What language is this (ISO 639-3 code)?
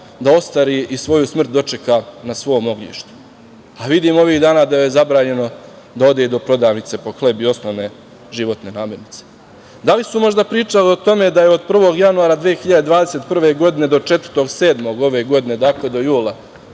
srp